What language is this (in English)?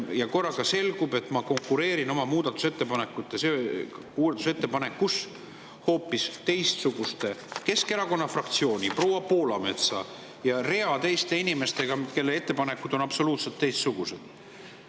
Estonian